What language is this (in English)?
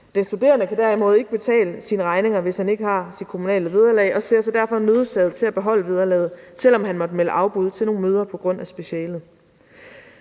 Danish